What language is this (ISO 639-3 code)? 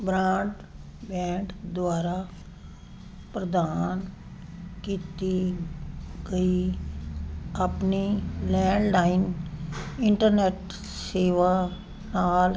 pan